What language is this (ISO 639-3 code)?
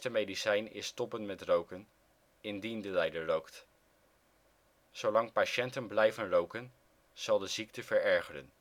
nld